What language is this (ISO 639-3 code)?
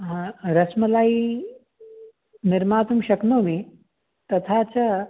san